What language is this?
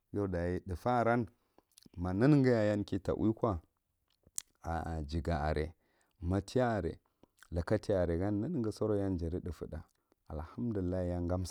Marghi Central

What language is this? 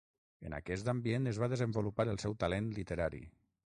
Catalan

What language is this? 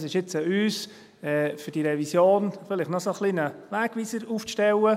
Swiss German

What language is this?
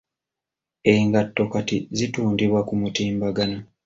Ganda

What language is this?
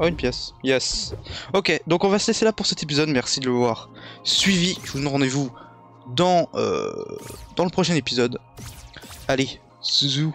French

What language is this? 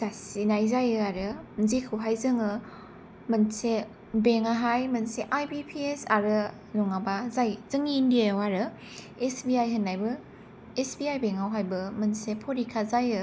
Bodo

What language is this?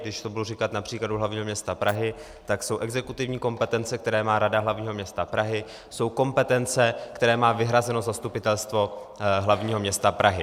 Czech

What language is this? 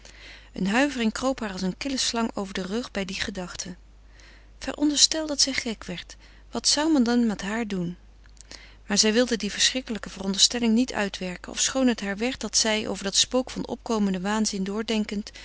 Dutch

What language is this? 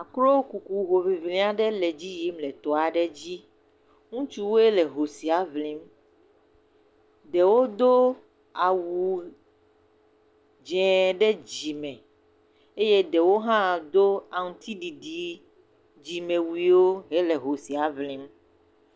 Ewe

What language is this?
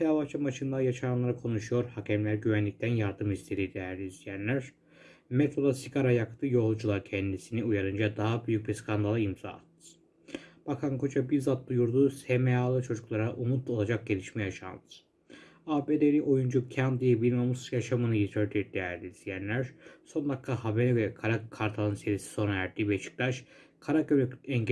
Turkish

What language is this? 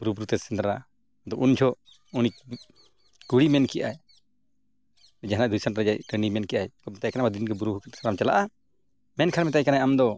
Santali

